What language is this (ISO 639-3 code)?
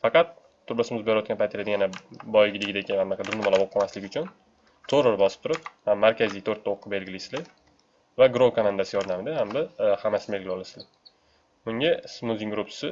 tur